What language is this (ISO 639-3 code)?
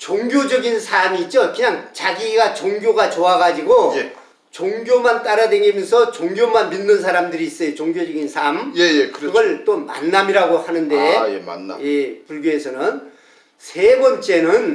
kor